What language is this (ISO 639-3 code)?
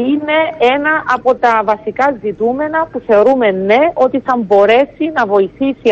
ell